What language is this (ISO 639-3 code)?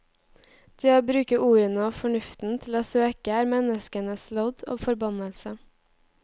nor